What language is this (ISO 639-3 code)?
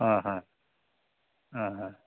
asm